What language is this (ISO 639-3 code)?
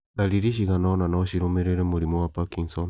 kik